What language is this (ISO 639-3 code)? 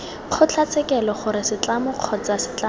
tsn